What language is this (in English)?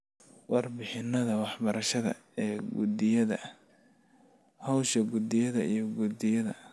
Somali